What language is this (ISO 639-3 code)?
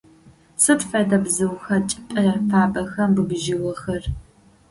ady